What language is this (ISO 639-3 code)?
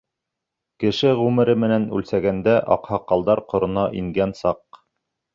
bak